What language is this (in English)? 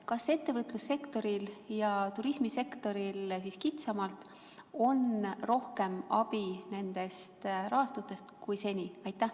Estonian